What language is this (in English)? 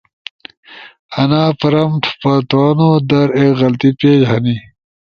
Ushojo